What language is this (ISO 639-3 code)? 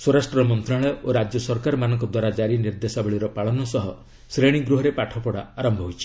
ori